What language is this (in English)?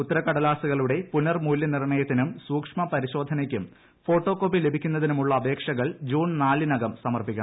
Malayalam